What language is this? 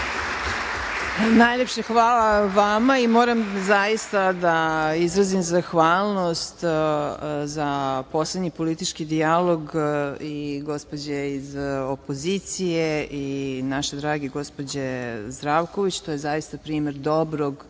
Serbian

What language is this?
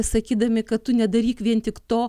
Lithuanian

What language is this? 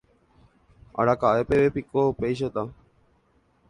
Guarani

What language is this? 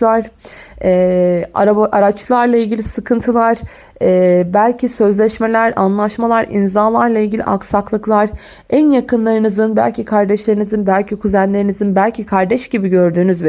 Turkish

